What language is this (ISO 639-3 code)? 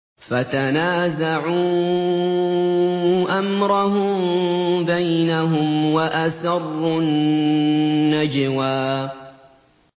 ara